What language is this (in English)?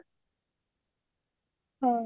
Odia